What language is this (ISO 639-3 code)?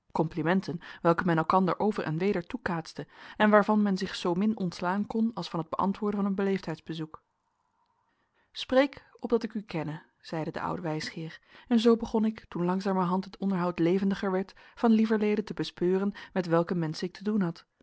nld